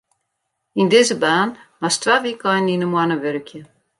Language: Western Frisian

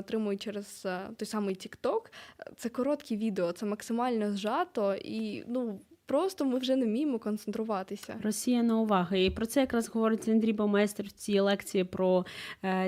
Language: Ukrainian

